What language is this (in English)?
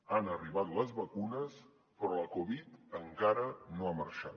Catalan